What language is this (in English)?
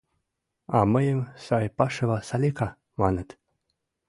Mari